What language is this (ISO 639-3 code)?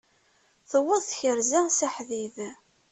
kab